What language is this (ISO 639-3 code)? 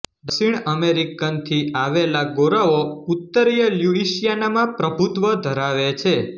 guj